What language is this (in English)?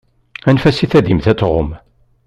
Kabyle